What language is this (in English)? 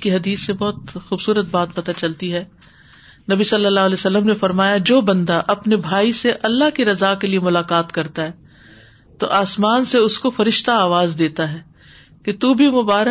Urdu